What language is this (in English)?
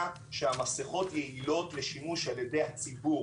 Hebrew